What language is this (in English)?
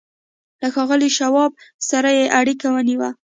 Pashto